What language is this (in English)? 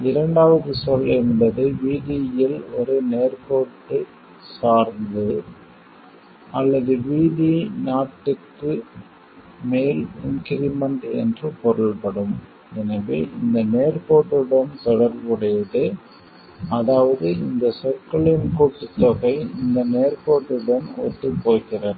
Tamil